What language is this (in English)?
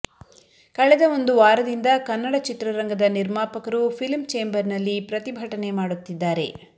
Kannada